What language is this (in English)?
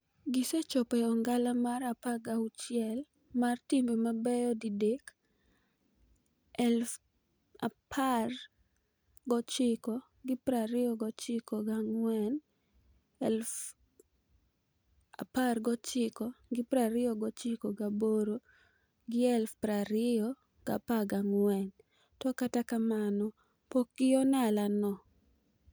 Luo (Kenya and Tanzania)